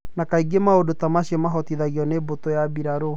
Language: Kikuyu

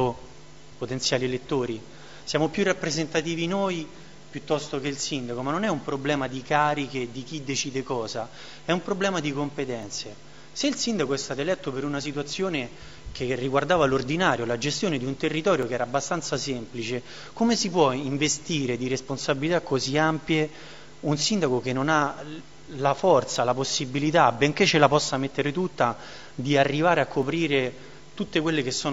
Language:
Italian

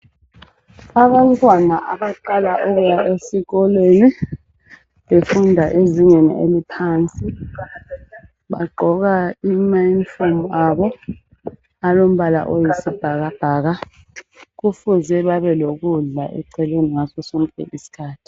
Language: North Ndebele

